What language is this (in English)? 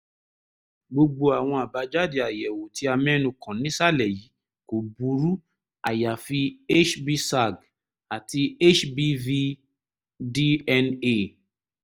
Yoruba